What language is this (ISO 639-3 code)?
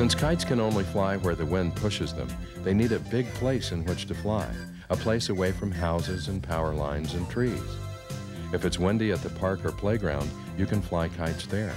eng